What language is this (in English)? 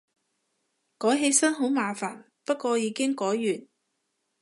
Cantonese